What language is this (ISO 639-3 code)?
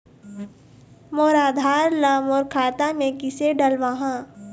hne